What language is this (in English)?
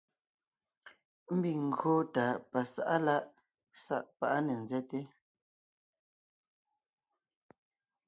Ngiemboon